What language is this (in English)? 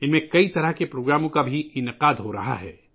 Urdu